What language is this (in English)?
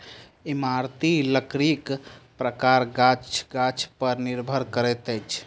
Maithili